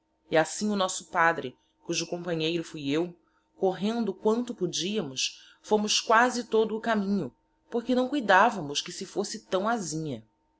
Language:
Portuguese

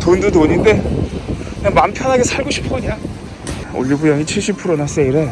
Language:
Korean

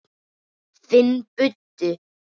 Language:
Icelandic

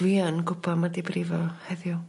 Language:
Welsh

